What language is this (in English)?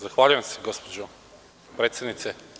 Serbian